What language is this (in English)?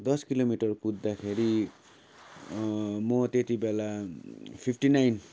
Nepali